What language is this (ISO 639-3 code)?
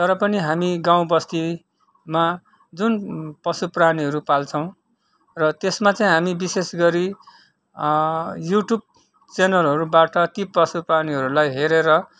nep